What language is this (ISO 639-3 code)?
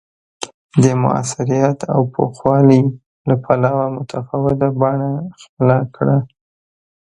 pus